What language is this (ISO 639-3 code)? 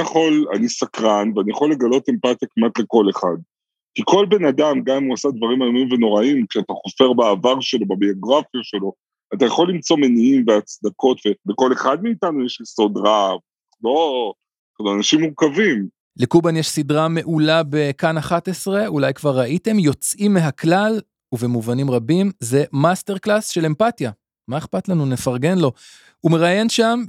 heb